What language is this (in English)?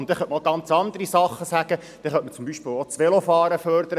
Swiss German